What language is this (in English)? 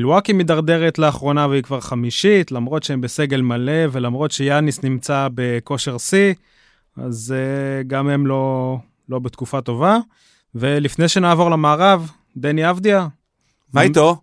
Hebrew